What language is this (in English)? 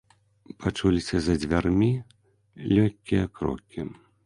Belarusian